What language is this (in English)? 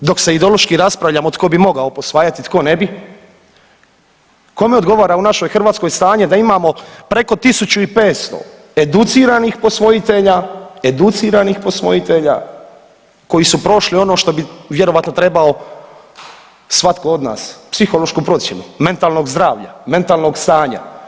Croatian